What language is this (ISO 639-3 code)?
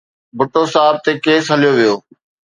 snd